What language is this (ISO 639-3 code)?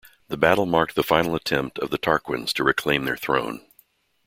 eng